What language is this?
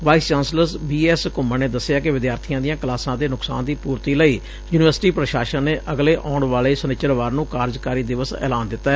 Punjabi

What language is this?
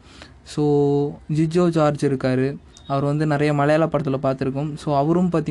Tamil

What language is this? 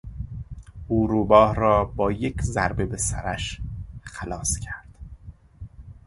Persian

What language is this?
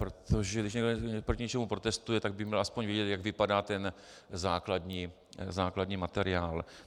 Czech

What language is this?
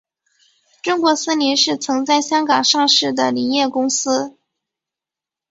Chinese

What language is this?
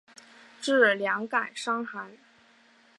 Chinese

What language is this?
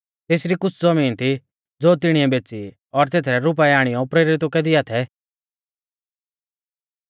Mahasu Pahari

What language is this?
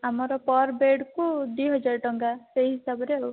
Odia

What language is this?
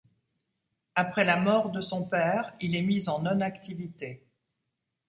French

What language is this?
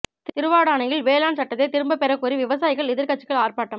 Tamil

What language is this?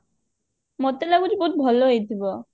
Odia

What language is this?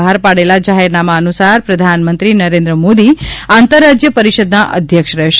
Gujarati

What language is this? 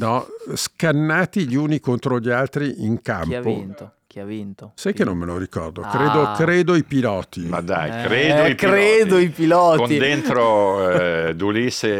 Italian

